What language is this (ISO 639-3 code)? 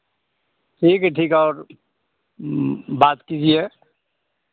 hin